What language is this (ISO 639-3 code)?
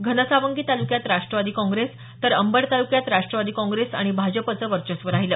mar